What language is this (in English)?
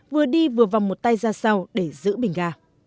Vietnamese